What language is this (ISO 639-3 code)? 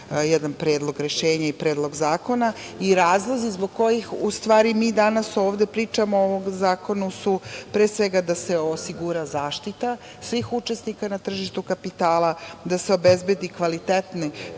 srp